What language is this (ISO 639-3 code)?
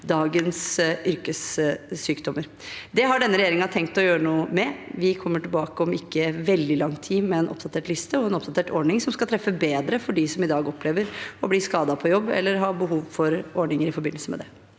nor